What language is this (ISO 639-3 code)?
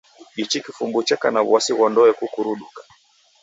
dav